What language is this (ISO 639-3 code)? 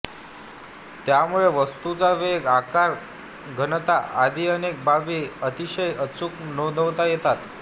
mar